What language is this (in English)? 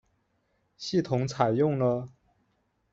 Chinese